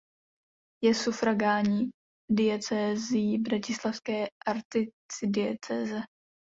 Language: Czech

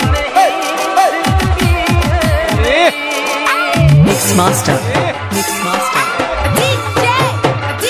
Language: Polish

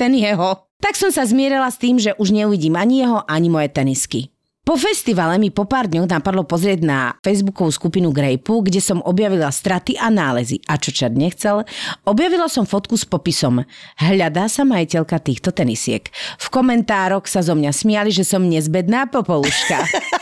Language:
Slovak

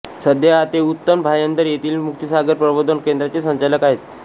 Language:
Marathi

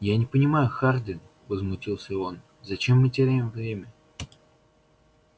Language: Russian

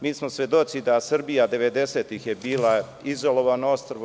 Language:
Serbian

